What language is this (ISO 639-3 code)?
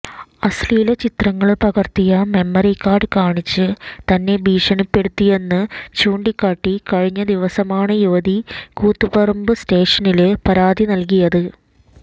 mal